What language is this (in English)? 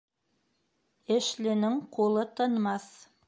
Bashkir